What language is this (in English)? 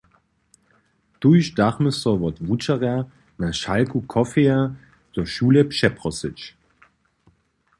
Upper Sorbian